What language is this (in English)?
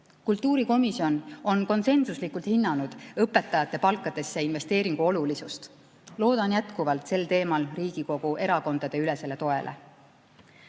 Estonian